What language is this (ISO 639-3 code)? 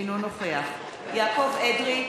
heb